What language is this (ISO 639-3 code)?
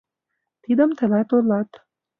chm